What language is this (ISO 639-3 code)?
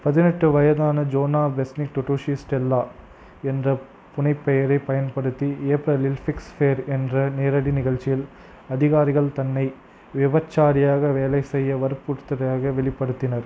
tam